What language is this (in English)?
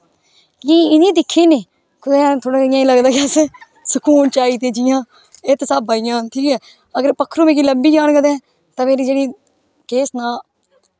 Dogri